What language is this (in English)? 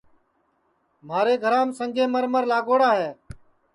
Sansi